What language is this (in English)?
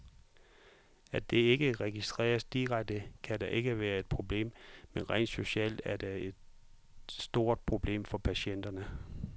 Danish